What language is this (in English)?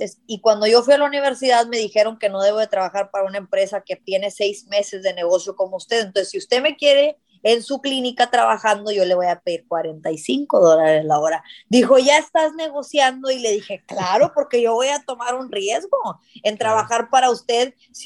Spanish